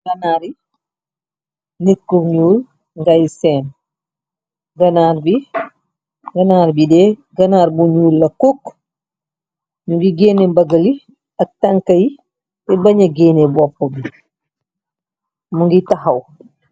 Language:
Wolof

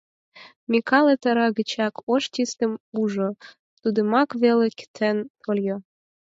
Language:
Mari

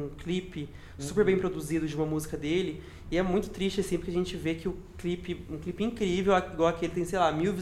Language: Portuguese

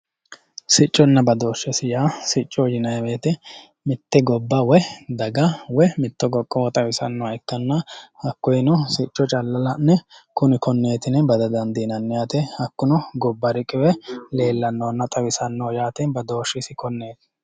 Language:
Sidamo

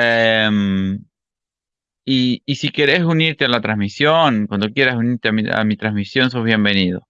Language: Spanish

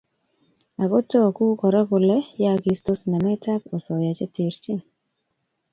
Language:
Kalenjin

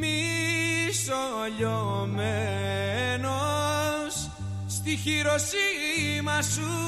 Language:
Greek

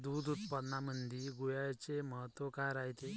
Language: Marathi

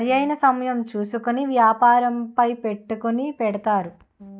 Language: Telugu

